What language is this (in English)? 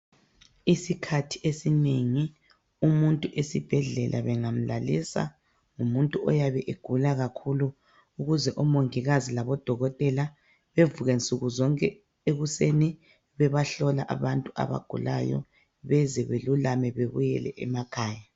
North Ndebele